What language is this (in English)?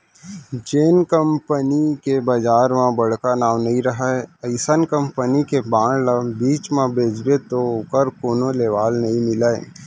Chhattisgarhi